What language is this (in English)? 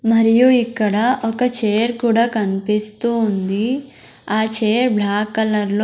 Telugu